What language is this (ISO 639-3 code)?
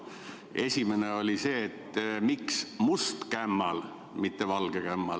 est